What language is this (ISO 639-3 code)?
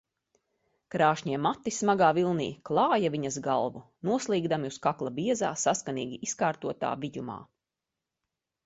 lav